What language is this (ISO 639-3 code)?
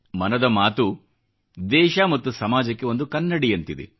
kan